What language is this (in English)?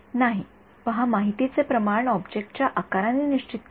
Marathi